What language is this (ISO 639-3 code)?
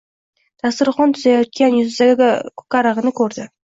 uzb